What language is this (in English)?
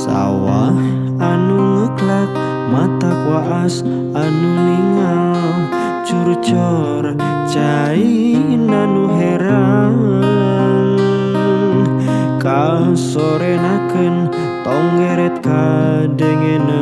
Indonesian